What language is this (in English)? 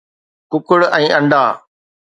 Sindhi